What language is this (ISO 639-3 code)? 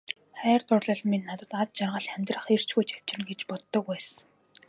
mon